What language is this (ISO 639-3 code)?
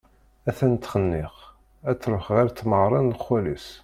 kab